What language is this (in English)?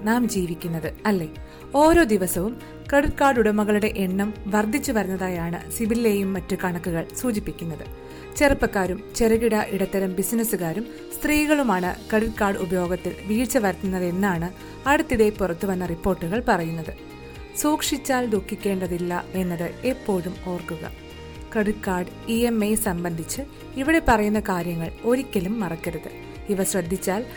Malayalam